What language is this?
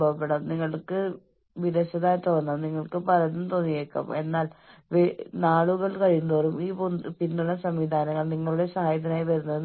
Malayalam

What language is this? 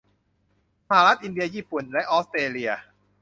Thai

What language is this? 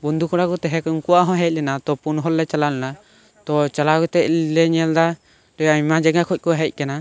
Santali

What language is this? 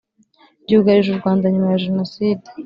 Kinyarwanda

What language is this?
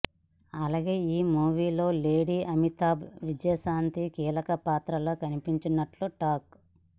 Telugu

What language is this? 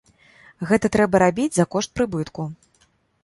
Belarusian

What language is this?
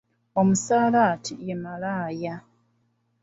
Ganda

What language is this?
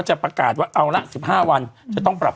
Thai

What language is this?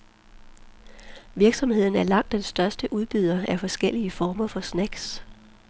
Danish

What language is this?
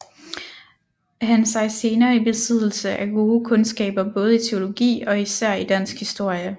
Danish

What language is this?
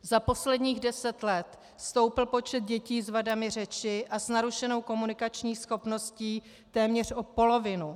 Czech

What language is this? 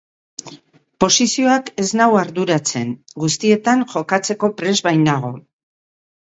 Basque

